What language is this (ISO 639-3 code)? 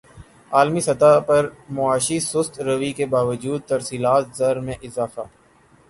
urd